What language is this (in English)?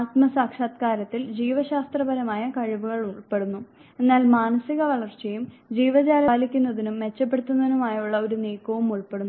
Malayalam